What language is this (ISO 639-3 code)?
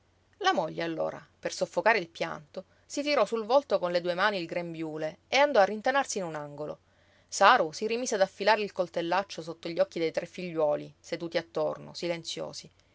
ita